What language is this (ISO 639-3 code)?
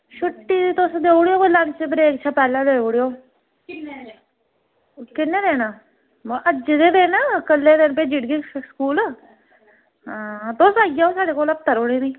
doi